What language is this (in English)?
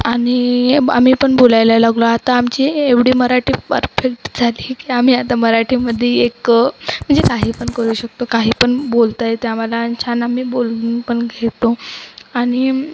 Marathi